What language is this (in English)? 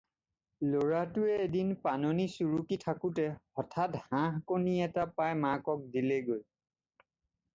Assamese